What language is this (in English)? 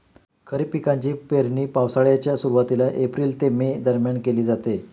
Marathi